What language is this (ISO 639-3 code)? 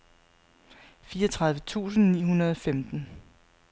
dan